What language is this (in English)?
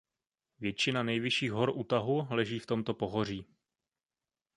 Czech